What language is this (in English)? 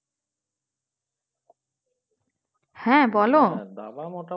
Bangla